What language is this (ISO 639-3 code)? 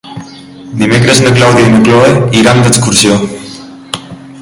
cat